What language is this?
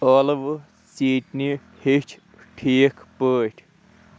Kashmiri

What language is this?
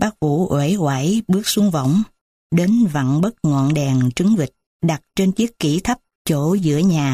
Vietnamese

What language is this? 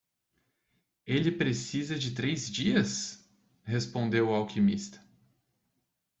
Portuguese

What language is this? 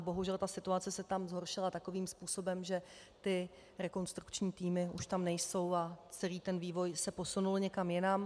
Czech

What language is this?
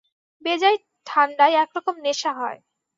Bangla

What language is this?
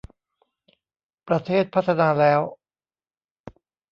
Thai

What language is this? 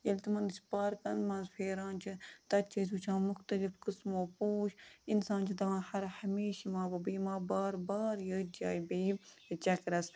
Kashmiri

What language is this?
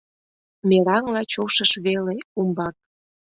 Mari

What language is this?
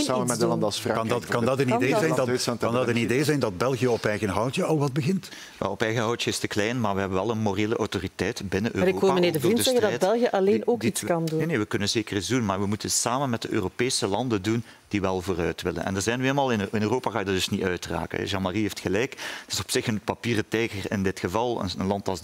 Dutch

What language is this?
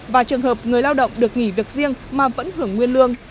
Vietnamese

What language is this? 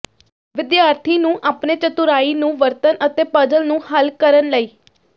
Punjabi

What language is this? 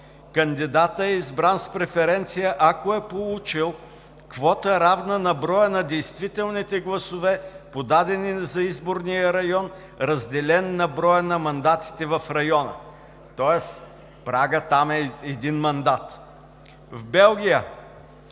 Bulgarian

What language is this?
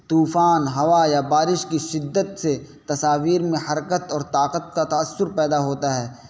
Urdu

